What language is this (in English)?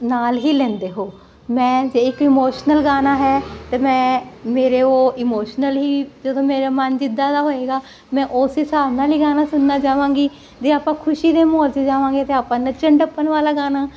Punjabi